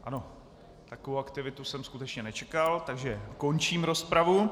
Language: Czech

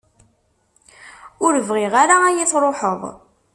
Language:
Kabyle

